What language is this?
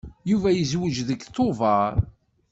Kabyle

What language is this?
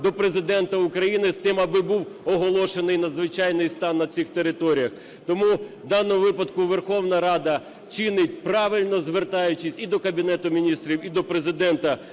Ukrainian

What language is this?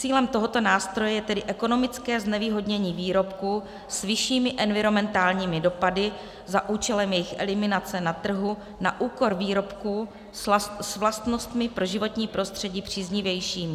Czech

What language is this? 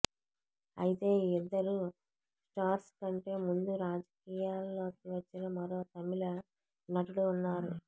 Telugu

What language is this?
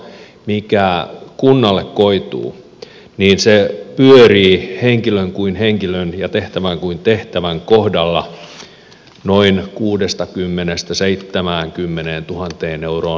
Finnish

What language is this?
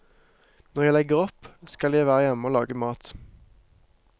Norwegian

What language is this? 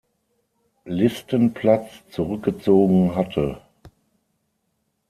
German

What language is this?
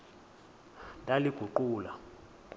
Xhosa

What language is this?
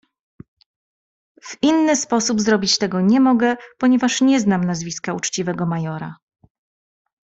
Polish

